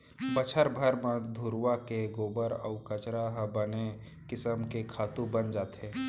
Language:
Chhattisgarhi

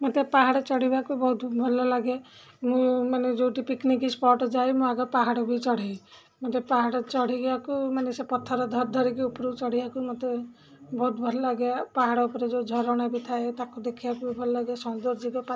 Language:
Odia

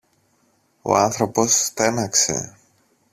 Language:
Greek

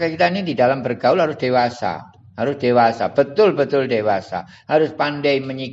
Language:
Indonesian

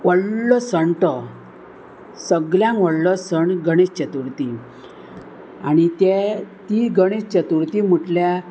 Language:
Konkani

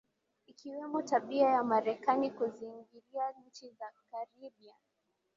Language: Swahili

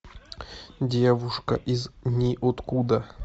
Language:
Russian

